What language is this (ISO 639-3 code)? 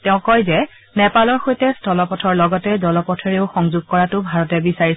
asm